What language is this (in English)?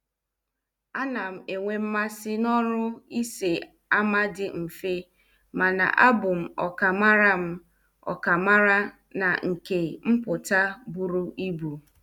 Igbo